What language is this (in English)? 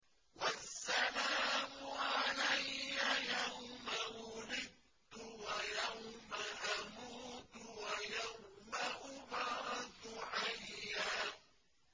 Arabic